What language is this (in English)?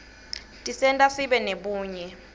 Swati